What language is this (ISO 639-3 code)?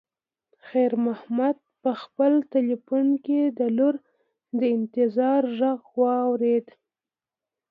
pus